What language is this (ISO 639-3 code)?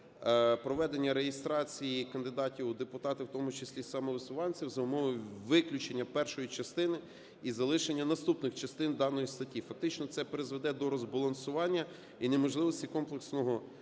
ukr